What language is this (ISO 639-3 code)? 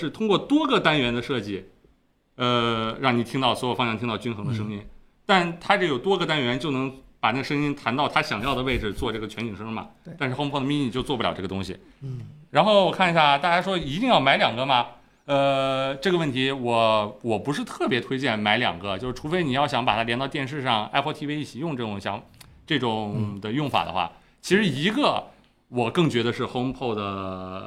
zho